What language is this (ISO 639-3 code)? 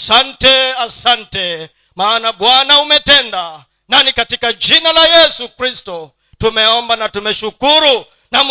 swa